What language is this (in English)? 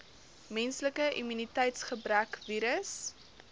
Afrikaans